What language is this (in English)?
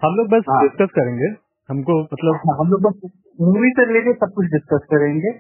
Hindi